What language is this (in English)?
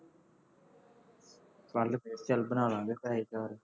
Punjabi